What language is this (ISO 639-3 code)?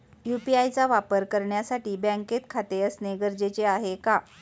mar